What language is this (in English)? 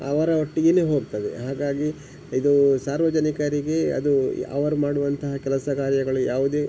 Kannada